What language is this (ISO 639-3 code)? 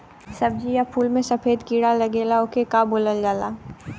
bho